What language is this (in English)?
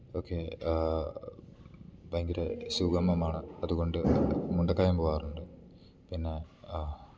Malayalam